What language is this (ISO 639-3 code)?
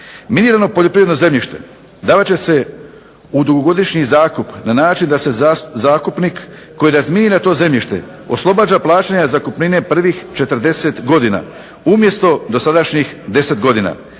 hrv